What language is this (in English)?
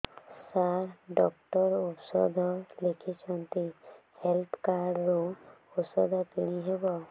Odia